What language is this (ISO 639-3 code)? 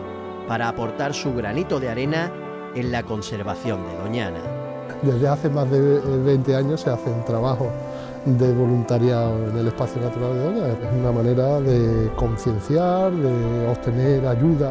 spa